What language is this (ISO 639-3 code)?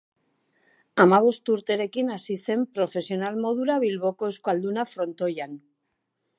eus